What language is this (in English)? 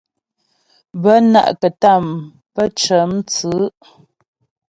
Ghomala